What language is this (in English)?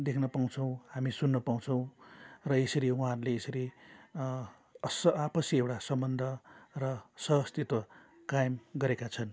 Nepali